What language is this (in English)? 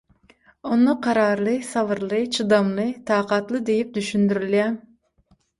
Turkmen